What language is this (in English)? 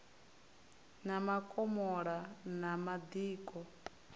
Venda